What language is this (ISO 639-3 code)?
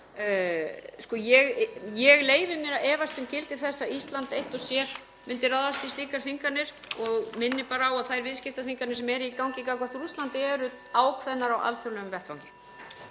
isl